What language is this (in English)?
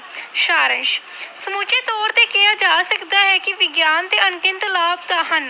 Punjabi